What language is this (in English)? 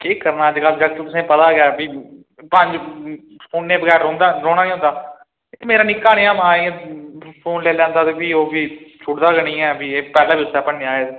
Dogri